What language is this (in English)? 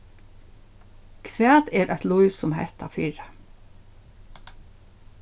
Faroese